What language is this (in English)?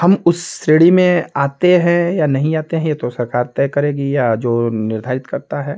Hindi